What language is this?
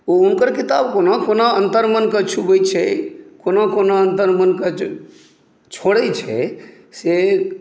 Maithili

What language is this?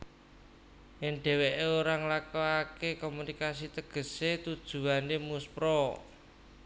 Javanese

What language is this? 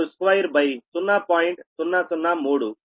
Telugu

